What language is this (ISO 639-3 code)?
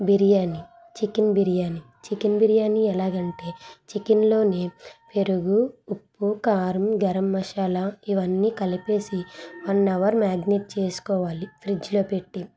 tel